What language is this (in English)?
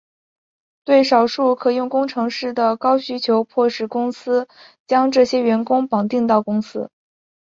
Chinese